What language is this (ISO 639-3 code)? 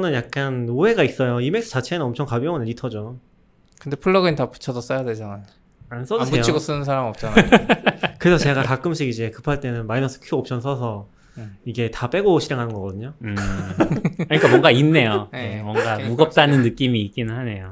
kor